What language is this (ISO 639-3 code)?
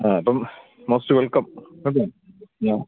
mal